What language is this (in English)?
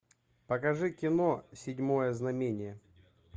Russian